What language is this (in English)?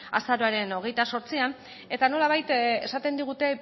Basque